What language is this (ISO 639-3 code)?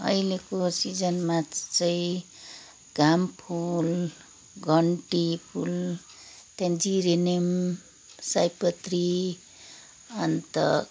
nep